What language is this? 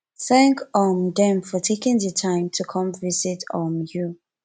Nigerian Pidgin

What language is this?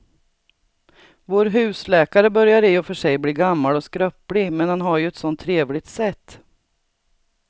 Swedish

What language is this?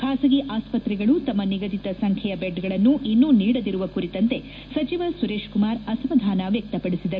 Kannada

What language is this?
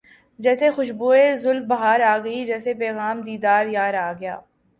Urdu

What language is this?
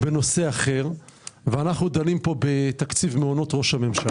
Hebrew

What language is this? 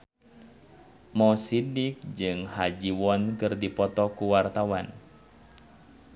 Sundanese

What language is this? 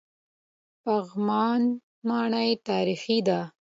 Pashto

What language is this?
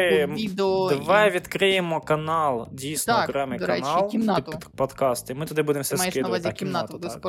Ukrainian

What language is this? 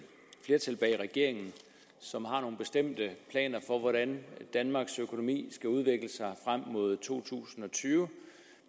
Danish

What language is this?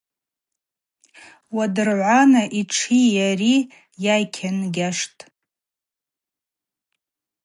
Abaza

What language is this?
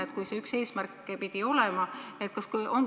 Estonian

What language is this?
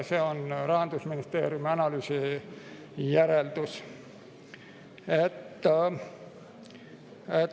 Estonian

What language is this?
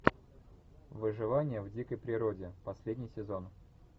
Russian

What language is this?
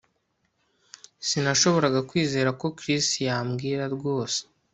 Kinyarwanda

